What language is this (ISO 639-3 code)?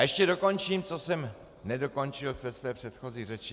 ces